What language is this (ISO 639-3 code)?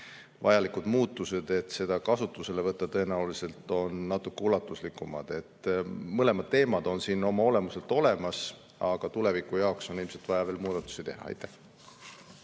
est